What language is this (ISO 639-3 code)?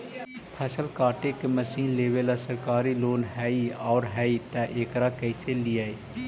mag